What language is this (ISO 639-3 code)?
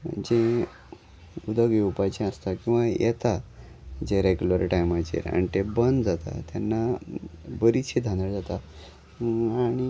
kok